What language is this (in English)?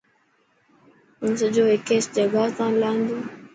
Dhatki